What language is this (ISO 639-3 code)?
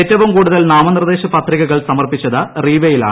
mal